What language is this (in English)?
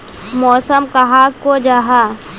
Magahi